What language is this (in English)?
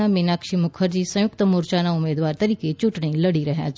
Gujarati